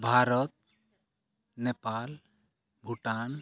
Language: Santali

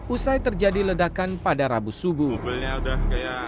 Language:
Indonesian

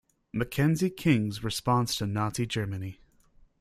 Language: English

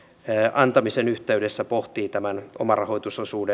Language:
Finnish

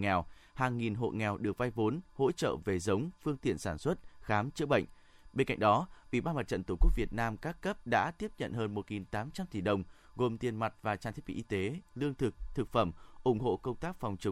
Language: Vietnamese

